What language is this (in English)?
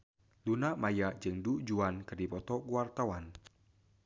Sundanese